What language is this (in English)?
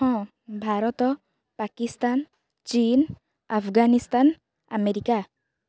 Odia